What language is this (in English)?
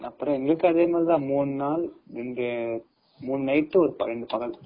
Tamil